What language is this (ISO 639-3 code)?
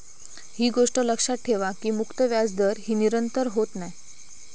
mar